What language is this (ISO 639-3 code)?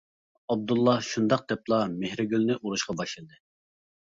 uig